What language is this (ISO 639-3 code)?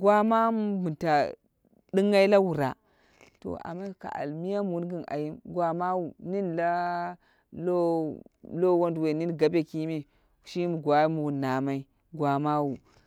kna